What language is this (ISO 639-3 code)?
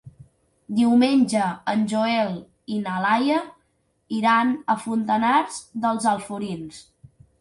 cat